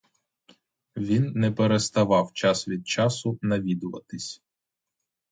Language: Ukrainian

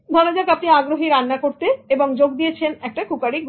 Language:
Bangla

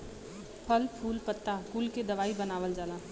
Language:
Bhojpuri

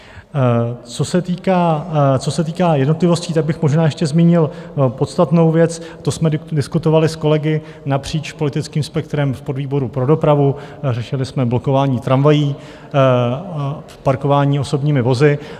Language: Czech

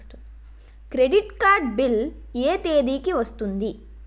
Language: Telugu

